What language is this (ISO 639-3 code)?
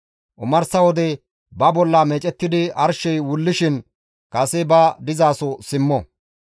gmv